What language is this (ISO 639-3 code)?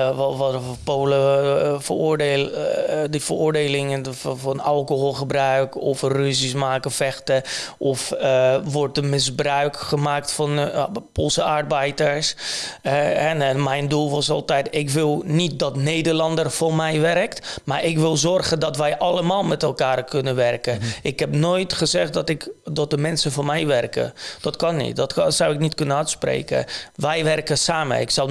nld